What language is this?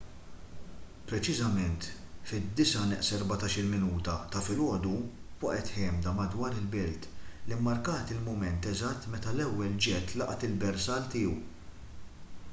Maltese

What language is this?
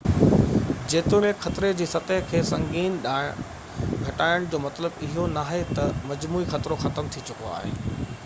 Sindhi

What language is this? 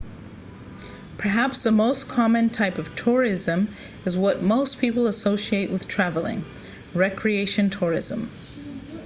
English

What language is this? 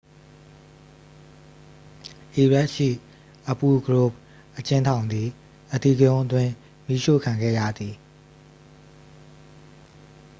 Burmese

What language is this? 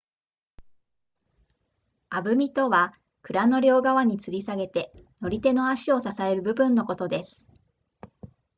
Japanese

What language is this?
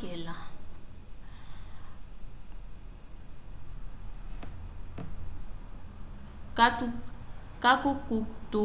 Umbundu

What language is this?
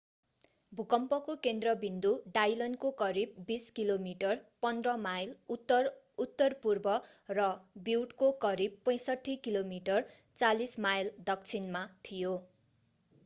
Nepali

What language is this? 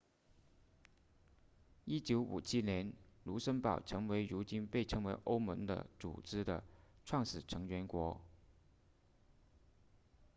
Chinese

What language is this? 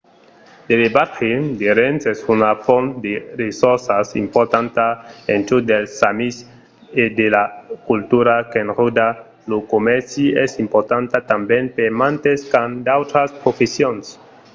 Occitan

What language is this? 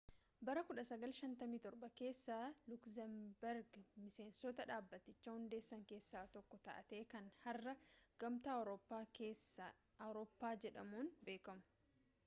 Oromo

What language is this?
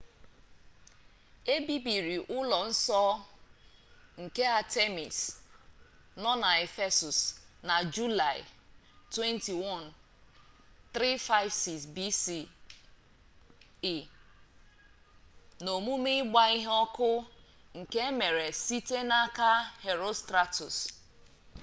Igbo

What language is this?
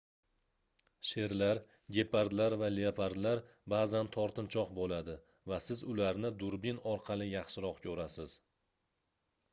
Uzbek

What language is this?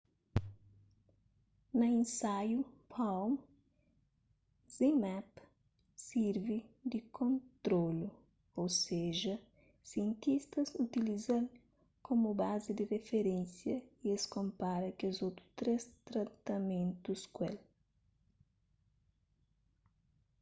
Kabuverdianu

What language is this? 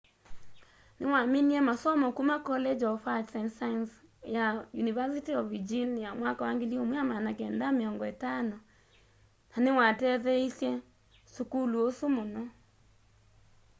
Kamba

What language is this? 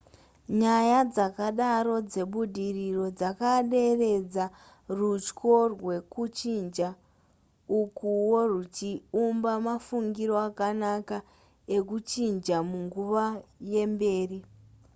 Shona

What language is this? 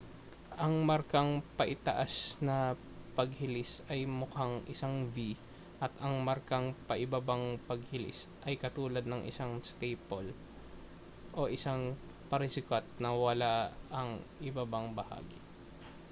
Filipino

